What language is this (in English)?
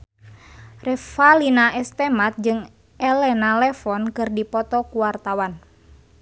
Sundanese